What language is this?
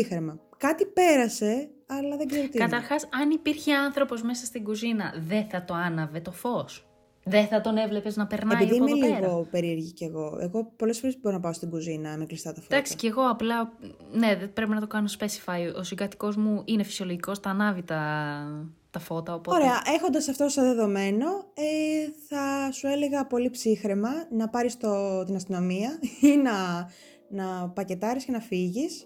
Greek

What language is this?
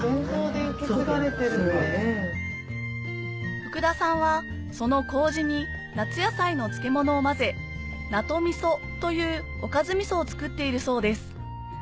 Japanese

